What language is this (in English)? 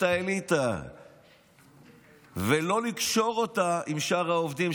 Hebrew